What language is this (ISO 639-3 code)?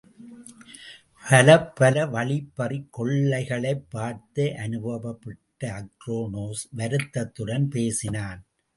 tam